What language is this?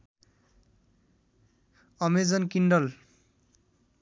Nepali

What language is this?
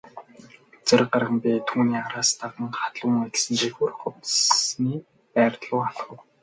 Mongolian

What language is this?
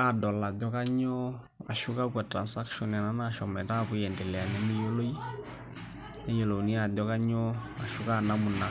Masai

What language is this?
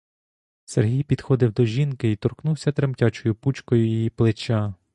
Ukrainian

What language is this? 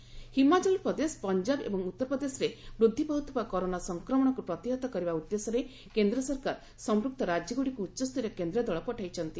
Odia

